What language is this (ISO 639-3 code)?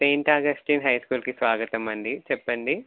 tel